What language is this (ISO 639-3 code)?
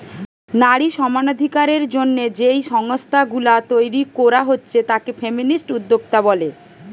ben